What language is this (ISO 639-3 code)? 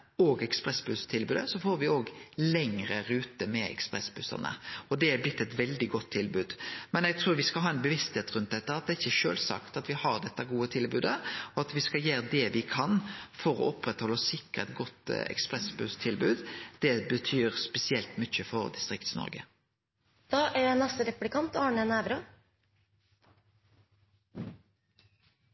nno